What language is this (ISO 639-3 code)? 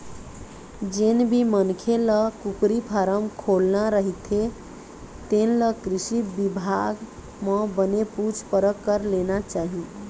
hne